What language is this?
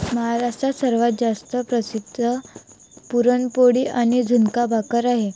Marathi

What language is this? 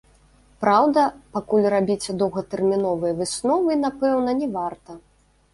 Belarusian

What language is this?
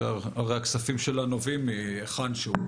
Hebrew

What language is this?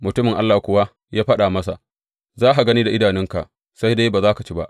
Hausa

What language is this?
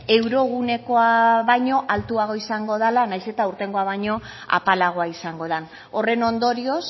Basque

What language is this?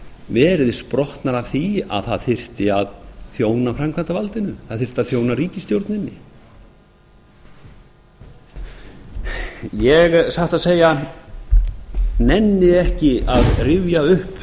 Icelandic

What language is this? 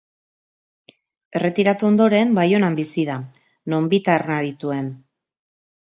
Basque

